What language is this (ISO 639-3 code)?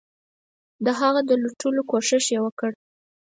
pus